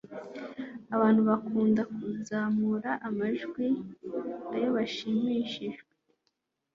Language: Kinyarwanda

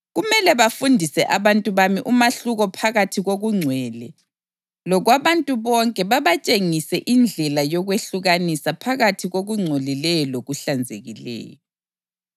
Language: North Ndebele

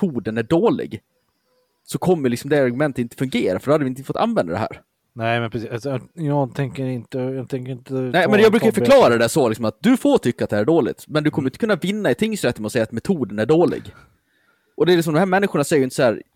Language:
Swedish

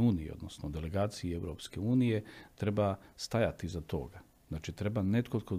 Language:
Croatian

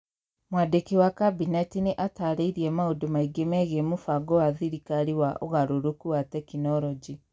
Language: Kikuyu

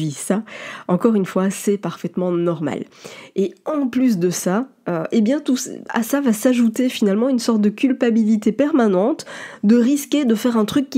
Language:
French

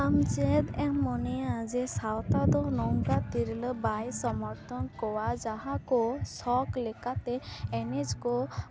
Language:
Santali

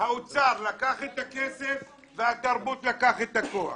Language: Hebrew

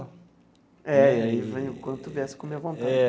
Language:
Portuguese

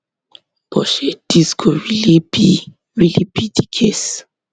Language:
Nigerian Pidgin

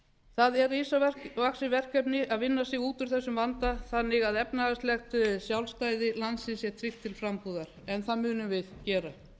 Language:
Icelandic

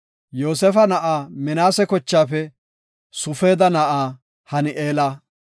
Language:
Gofa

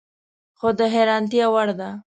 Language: Pashto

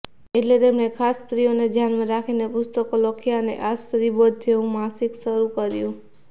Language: Gujarati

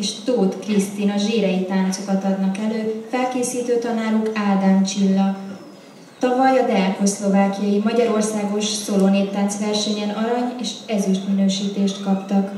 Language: Hungarian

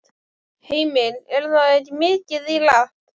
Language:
Icelandic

